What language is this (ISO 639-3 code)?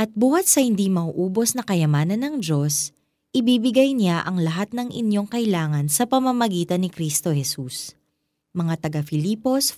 fil